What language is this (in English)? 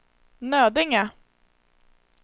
Swedish